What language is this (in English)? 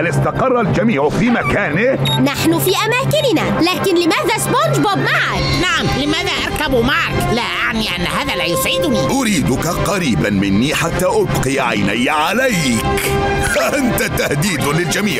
Arabic